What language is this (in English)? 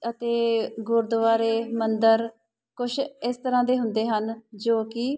Punjabi